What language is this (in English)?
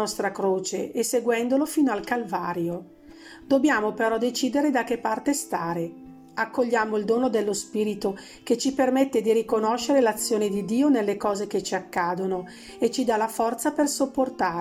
Italian